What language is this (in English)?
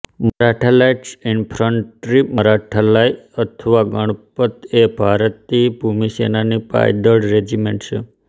Gujarati